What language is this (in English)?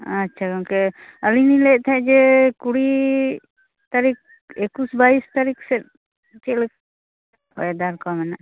Santali